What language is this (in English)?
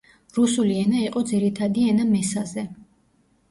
Georgian